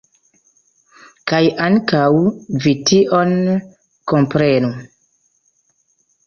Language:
Esperanto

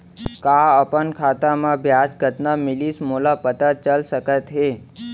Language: Chhattisgarhi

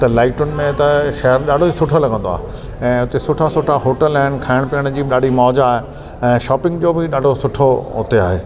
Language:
Sindhi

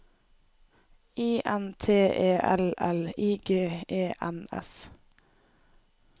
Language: Norwegian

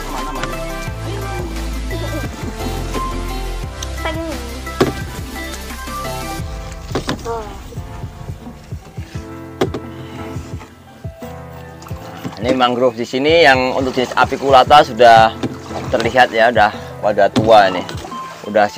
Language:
Indonesian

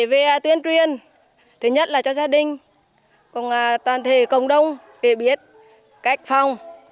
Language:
Vietnamese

